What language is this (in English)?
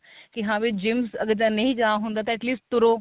Punjabi